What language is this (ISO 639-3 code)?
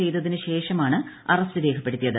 mal